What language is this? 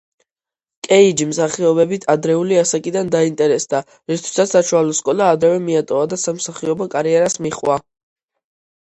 Georgian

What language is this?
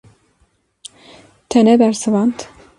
Kurdish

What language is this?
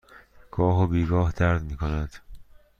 Persian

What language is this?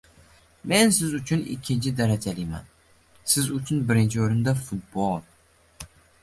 Uzbek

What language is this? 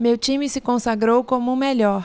Portuguese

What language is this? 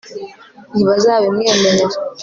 Kinyarwanda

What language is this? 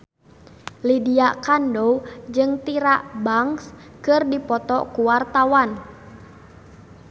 Sundanese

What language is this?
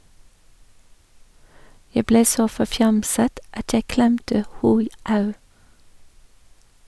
Norwegian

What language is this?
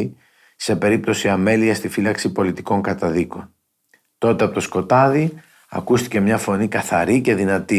Greek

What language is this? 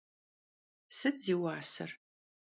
Kabardian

